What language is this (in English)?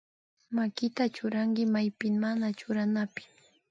Imbabura Highland Quichua